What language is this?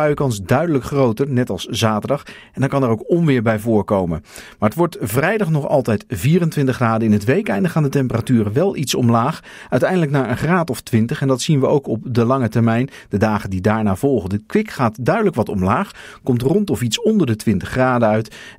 Dutch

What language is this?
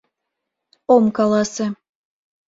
Mari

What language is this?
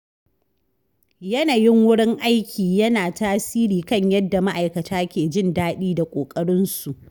Hausa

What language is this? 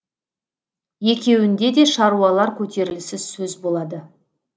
Kazakh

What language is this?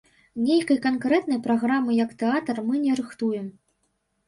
Belarusian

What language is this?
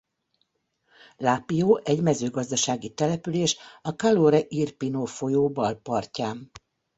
Hungarian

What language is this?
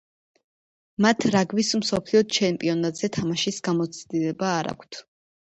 Georgian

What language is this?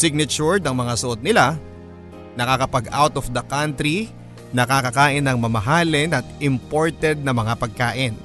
Filipino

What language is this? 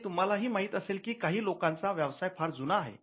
Marathi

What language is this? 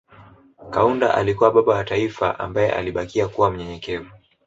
Swahili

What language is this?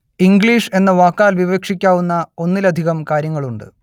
Malayalam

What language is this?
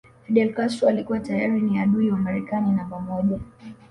Swahili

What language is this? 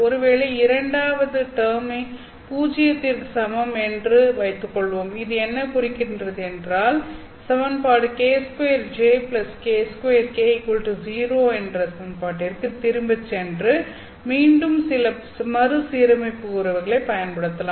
Tamil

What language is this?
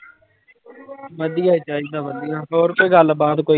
Punjabi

